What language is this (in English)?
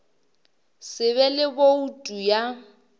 Northern Sotho